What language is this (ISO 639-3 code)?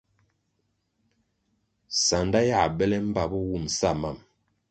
nmg